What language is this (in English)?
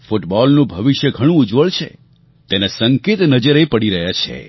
Gujarati